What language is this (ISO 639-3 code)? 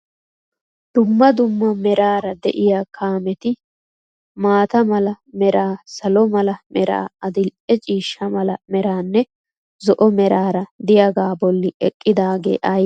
wal